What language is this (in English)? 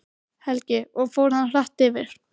Icelandic